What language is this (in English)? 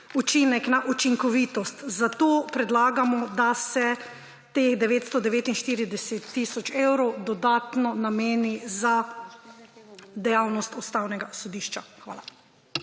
Slovenian